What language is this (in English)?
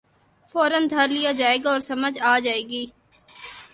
Urdu